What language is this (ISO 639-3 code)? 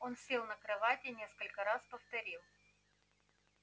rus